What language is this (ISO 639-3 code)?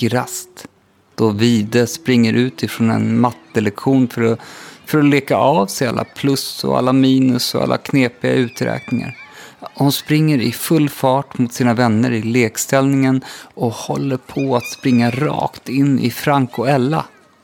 swe